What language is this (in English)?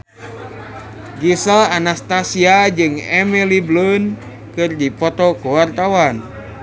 Sundanese